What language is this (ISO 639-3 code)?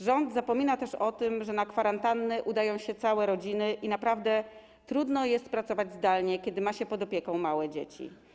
pol